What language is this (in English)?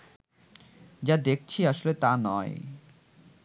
Bangla